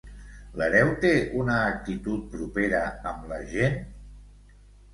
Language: Catalan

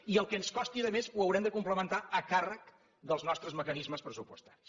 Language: Catalan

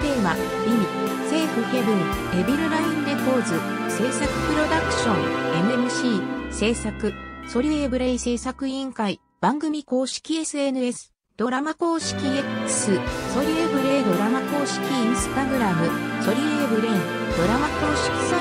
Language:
Japanese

